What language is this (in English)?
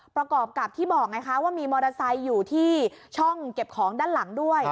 Thai